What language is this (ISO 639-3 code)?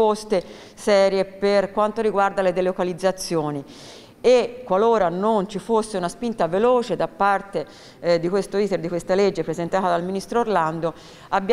ita